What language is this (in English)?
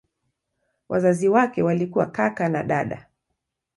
Swahili